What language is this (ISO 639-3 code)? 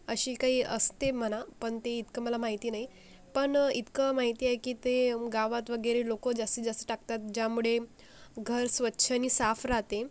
mar